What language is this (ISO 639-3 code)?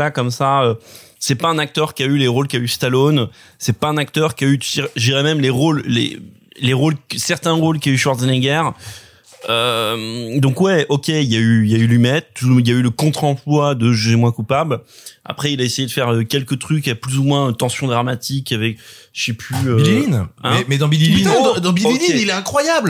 fra